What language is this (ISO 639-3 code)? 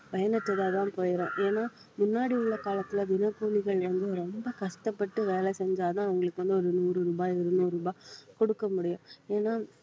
tam